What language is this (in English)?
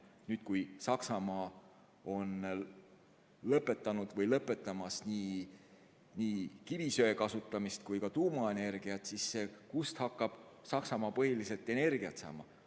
Estonian